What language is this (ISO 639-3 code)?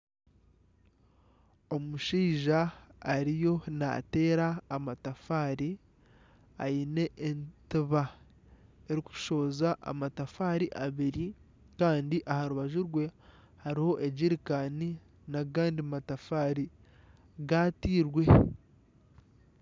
nyn